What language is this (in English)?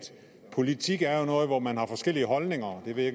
Danish